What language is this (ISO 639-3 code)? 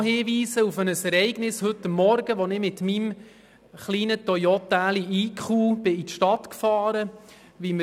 gsw